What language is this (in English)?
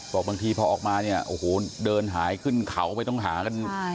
Thai